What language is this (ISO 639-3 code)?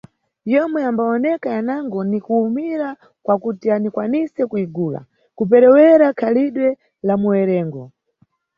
nyu